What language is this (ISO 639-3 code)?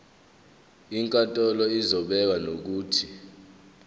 zul